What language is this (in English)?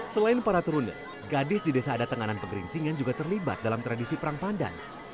Indonesian